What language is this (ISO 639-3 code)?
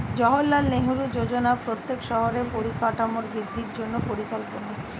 ben